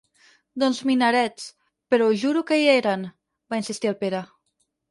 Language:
Catalan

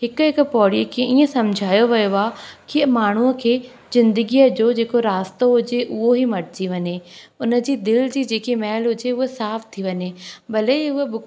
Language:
Sindhi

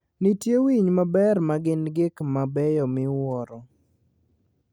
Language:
Luo (Kenya and Tanzania)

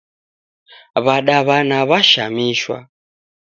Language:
Taita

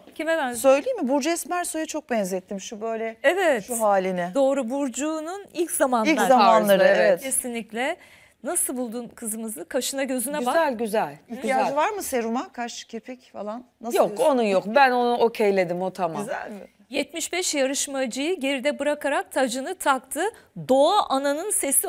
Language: Turkish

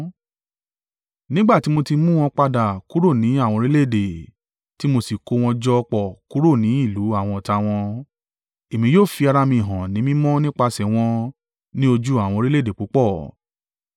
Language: Yoruba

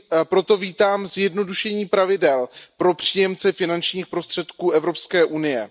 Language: Czech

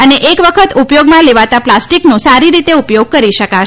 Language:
Gujarati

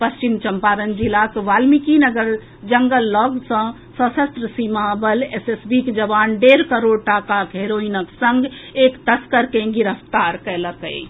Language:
Maithili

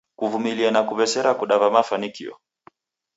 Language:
Taita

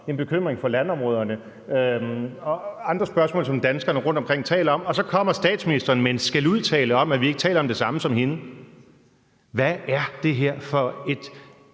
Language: Danish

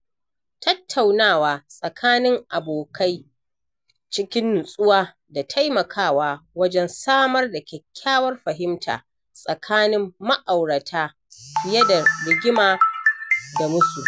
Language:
Hausa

